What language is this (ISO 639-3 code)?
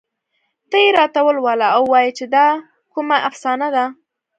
pus